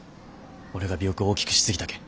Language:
Japanese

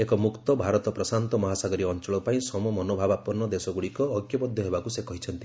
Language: Odia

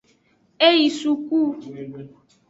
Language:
Aja (Benin)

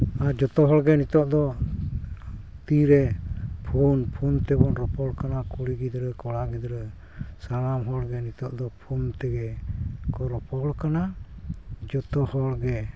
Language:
Santali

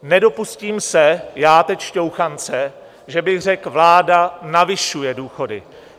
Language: Czech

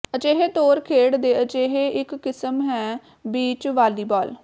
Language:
Punjabi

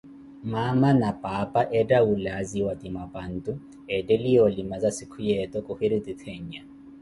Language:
Koti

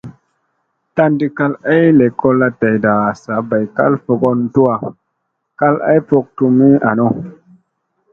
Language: Musey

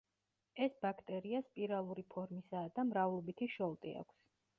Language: Georgian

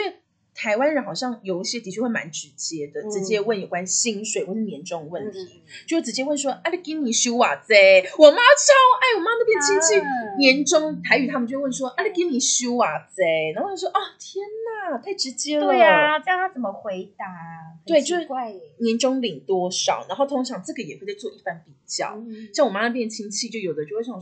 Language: Chinese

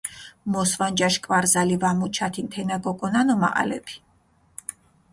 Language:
Mingrelian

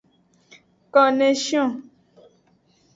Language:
Aja (Benin)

